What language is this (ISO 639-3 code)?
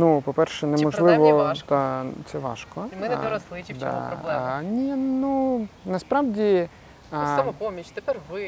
ukr